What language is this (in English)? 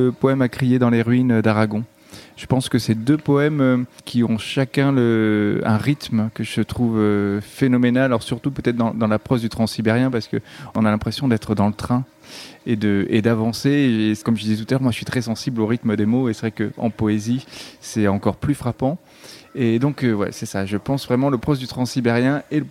French